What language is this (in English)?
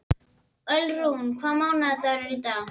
Icelandic